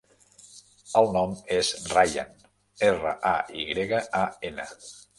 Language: Catalan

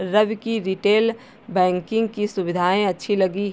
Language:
Hindi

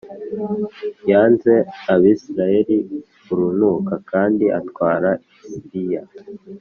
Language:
Kinyarwanda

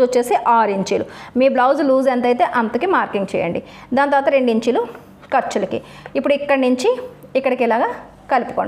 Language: Telugu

